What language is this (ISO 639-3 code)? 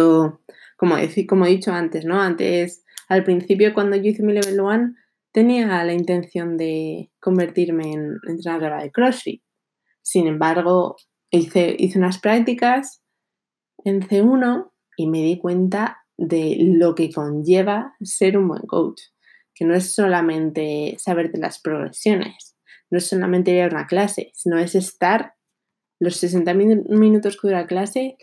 spa